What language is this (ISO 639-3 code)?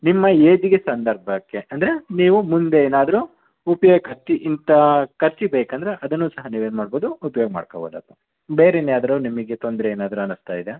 kan